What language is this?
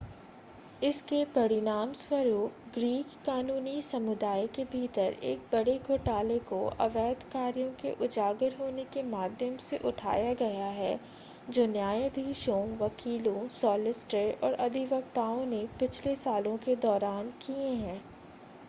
Hindi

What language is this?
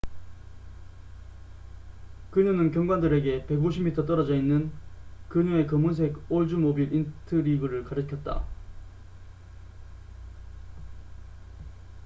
Korean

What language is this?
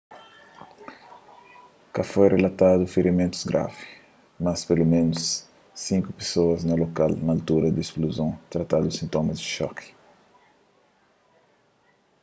Kabuverdianu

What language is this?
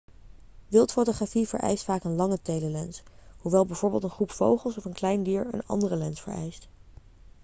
Dutch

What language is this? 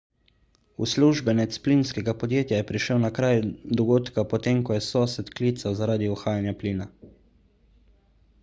Slovenian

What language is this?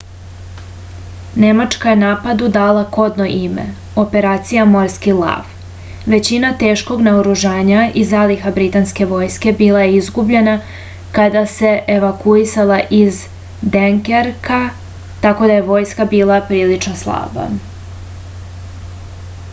Serbian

